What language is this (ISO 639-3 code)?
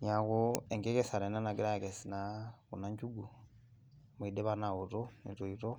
mas